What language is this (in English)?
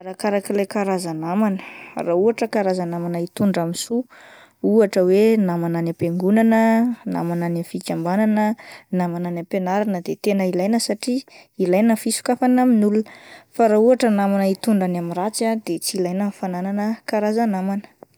Malagasy